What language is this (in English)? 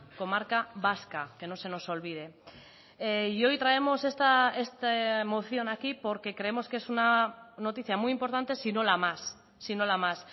Spanish